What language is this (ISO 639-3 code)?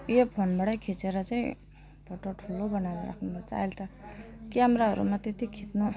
nep